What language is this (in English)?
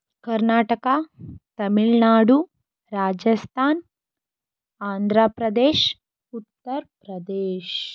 Kannada